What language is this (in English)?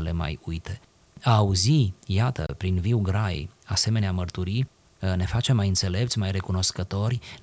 Romanian